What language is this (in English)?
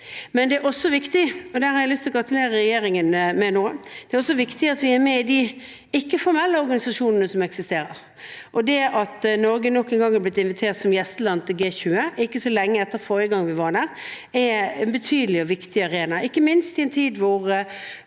Norwegian